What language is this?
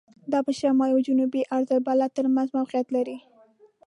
Pashto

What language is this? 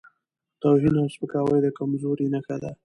Pashto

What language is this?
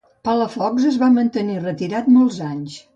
Catalan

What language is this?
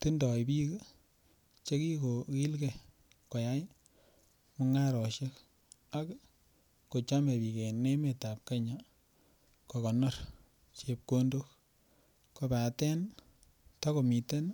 Kalenjin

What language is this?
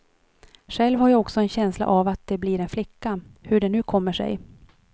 Swedish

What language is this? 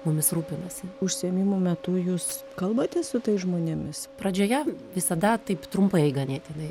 Lithuanian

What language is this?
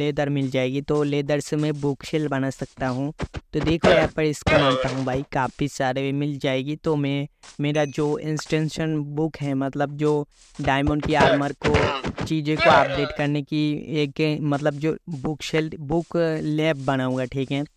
Hindi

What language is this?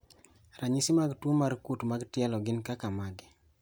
Luo (Kenya and Tanzania)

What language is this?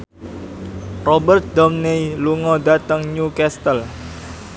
Javanese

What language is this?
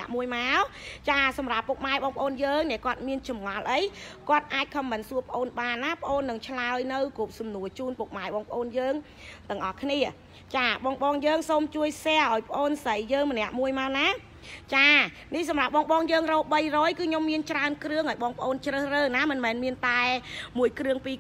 Vietnamese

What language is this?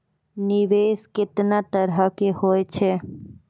Maithili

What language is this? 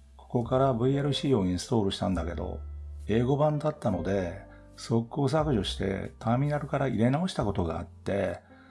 Japanese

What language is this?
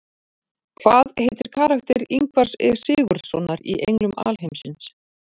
Icelandic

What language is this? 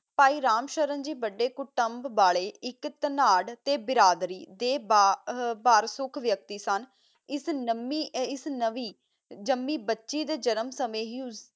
Punjabi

